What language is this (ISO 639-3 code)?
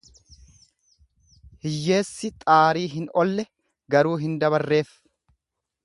orm